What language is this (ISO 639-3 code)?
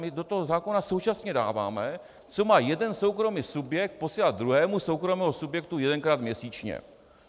ces